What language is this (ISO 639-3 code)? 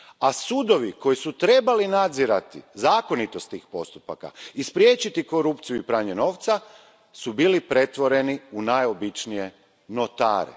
hrv